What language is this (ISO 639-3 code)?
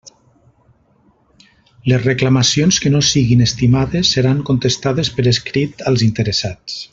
cat